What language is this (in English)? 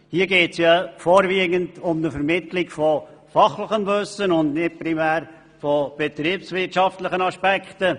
Swiss German